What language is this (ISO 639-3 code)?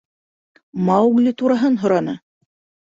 bak